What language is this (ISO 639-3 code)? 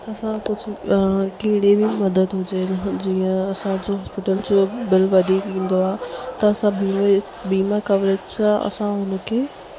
snd